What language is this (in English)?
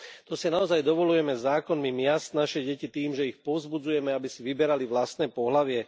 Slovak